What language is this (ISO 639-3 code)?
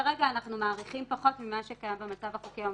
heb